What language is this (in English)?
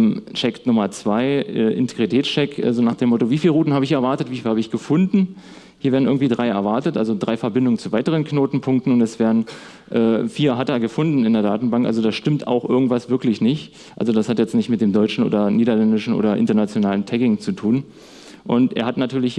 German